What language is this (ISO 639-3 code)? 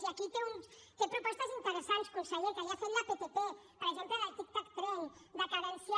cat